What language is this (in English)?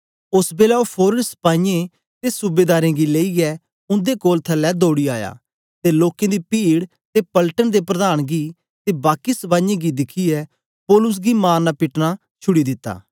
Dogri